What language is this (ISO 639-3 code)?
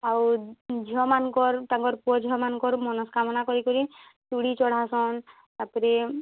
ori